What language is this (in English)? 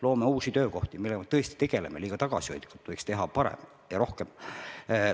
Estonian